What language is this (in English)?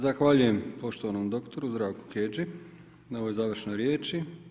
Croatian